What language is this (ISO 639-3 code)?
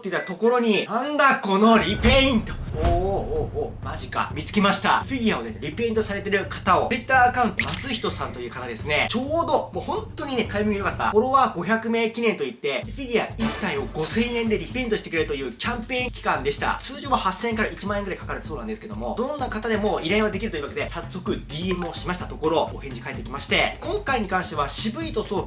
jpn